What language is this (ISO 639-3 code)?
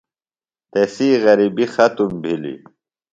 phl